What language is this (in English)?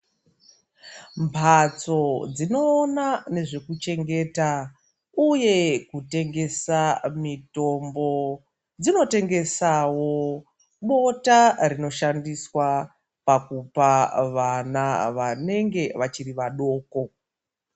Ndau